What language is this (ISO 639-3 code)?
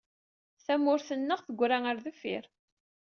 kab